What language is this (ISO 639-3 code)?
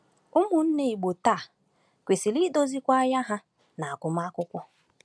ibo